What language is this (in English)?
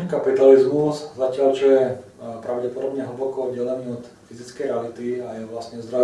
Russian